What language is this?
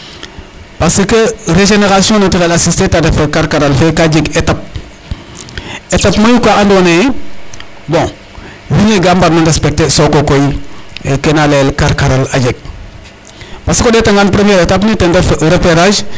Serer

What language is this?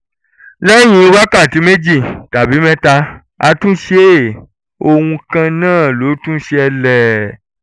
Yoruba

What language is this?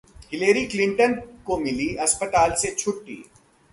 Hindi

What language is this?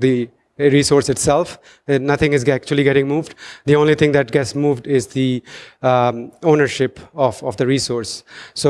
English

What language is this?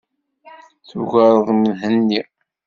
Kabyle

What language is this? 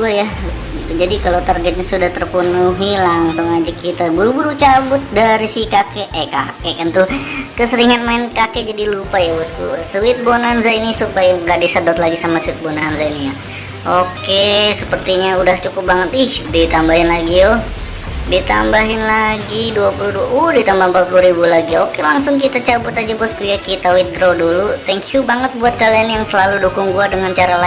Indonesian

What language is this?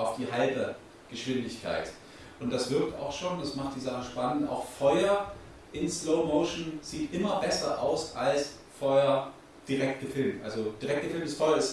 German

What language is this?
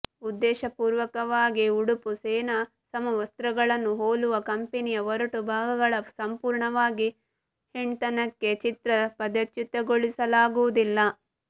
Kannada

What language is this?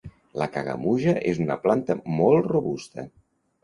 Catalan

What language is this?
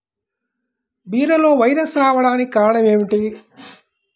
Telugu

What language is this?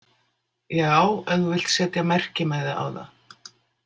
Icelandic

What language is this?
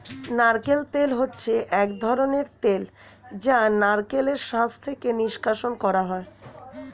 Bangla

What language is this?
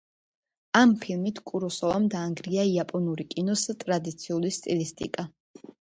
Georgian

